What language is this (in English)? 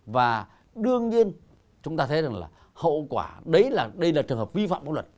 Vietnamese